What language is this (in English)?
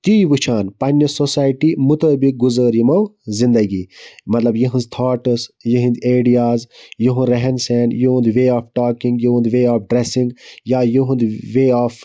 Kashmiri